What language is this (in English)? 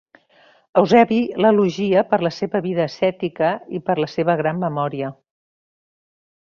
Catalan